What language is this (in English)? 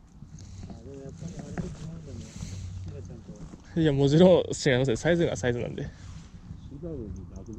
Japanese